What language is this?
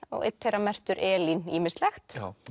Icelandic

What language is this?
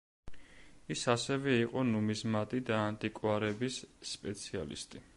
Georgian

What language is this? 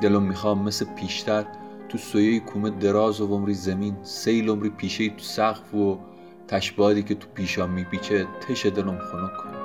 Persian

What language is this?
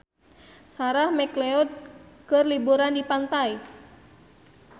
Sundanese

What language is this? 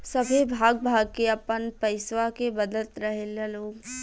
Bhojpuri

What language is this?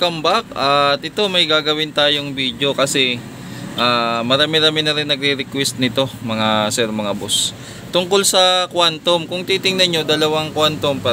Filipino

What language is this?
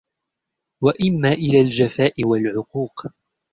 Arabic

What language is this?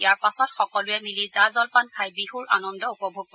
Assamese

